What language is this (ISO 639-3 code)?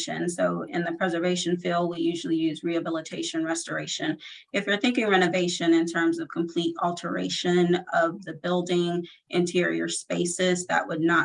eng